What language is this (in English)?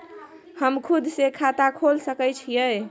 Maithili